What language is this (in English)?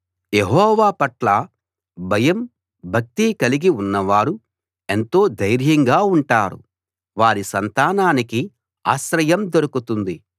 Telugu